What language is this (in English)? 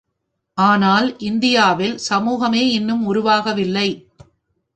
Tamil